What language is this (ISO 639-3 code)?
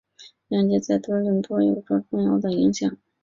zho